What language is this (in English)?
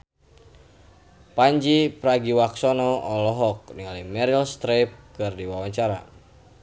Sundanese